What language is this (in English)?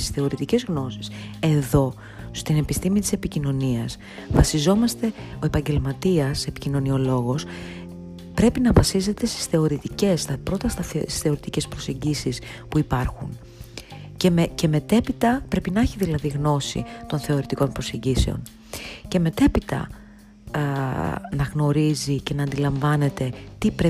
Greek